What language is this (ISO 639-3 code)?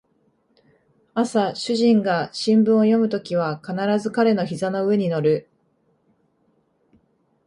jpn